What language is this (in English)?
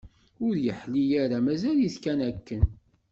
Kabyle